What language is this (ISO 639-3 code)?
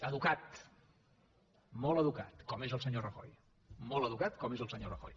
cat